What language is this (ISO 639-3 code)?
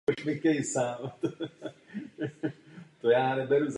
ces